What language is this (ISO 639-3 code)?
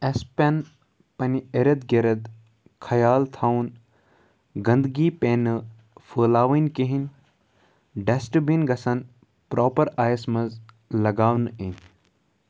kas